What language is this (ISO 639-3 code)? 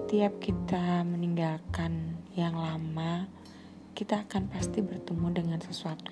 ind